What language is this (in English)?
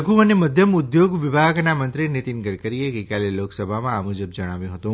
Gujarati